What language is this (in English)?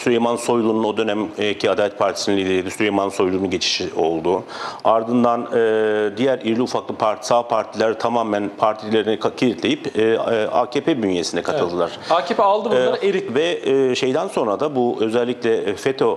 Turkish